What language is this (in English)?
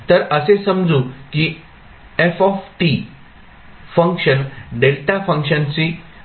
Marathi